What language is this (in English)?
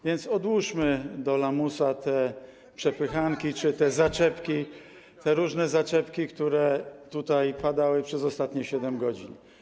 Polish